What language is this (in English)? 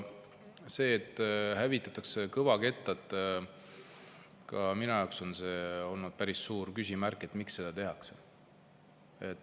Estonian